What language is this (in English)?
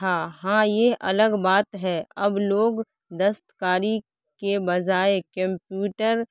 Urdu